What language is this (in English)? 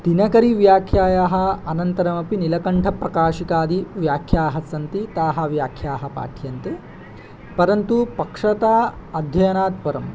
Sanskrit